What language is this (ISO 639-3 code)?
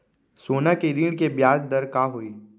hne